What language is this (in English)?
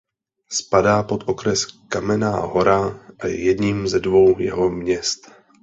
Czech